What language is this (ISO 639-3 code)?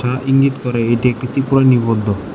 ben